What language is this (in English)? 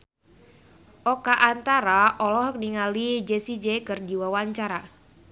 Sundanese